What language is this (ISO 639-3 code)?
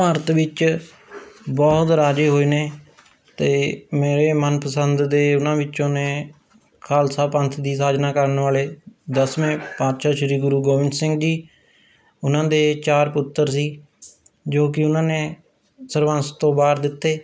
pan